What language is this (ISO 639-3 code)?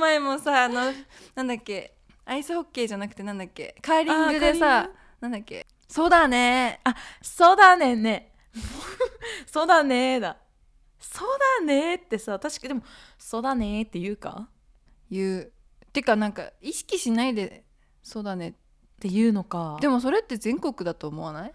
jpn